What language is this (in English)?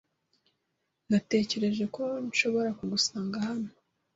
Kinyarwanda